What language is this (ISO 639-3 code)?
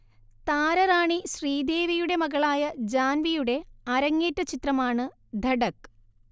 mal